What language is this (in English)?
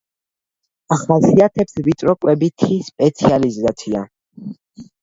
Georgian